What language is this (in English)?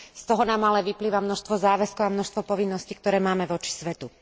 Slovak